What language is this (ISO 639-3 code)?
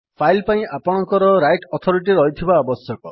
ori